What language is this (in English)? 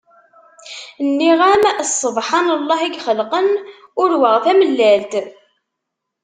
Kabyle